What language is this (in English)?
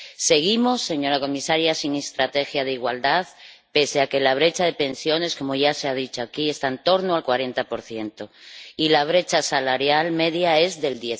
Spanish